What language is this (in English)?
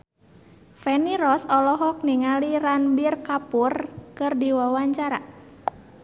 Sundanese